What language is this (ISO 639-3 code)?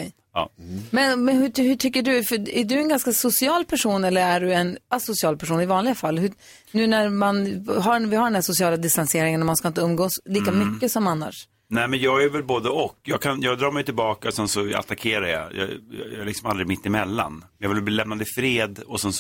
swe